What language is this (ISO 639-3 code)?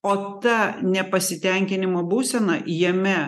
lit